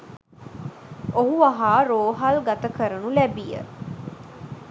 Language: Sinhala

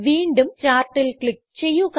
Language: Malayalam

